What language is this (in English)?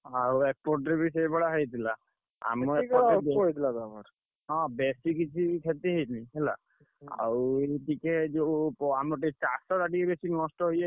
Odia